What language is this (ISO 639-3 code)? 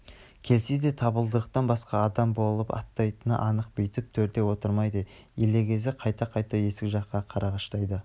kaz